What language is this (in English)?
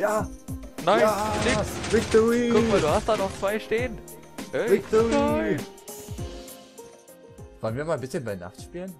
German